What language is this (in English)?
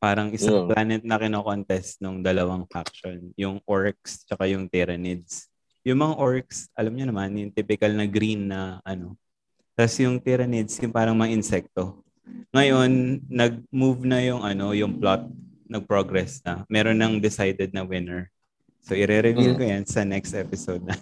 Filipino